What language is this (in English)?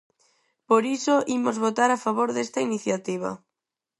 Galician